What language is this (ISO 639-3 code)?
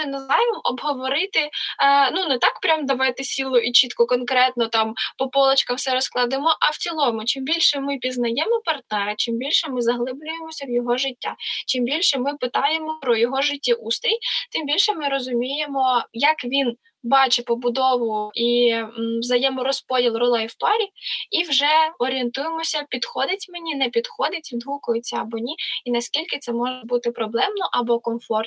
ukr